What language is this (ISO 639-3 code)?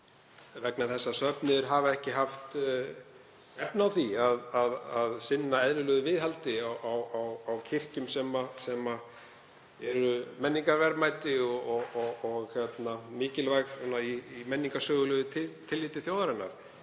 isl